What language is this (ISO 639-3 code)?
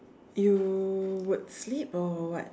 eng